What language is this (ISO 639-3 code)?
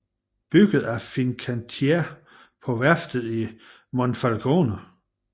dan